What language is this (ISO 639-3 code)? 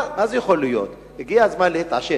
heb